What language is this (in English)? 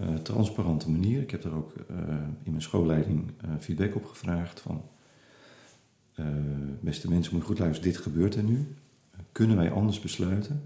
Dutch